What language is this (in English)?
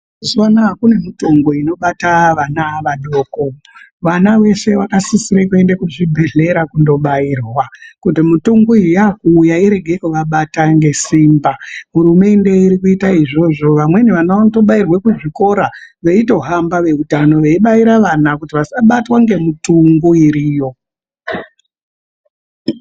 Ndau